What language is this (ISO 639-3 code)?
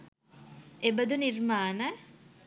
sin